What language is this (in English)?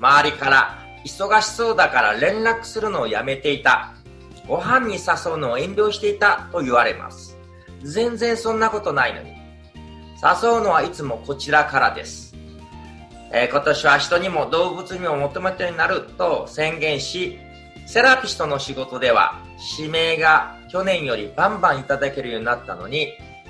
Japanese